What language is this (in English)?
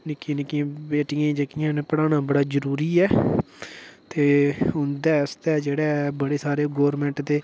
Dogri